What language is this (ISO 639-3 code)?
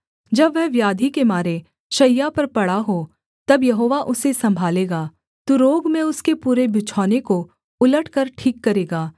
hin